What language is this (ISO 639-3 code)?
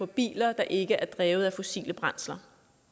dan